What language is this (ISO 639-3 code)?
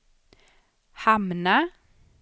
swe